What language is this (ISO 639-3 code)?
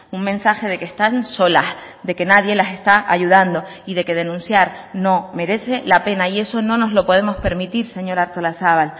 spa